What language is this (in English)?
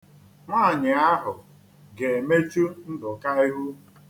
Igbo